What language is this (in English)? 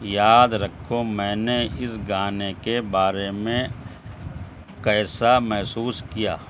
Urdu